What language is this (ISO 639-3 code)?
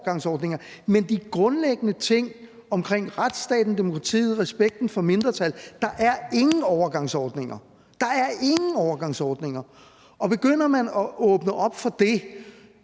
dan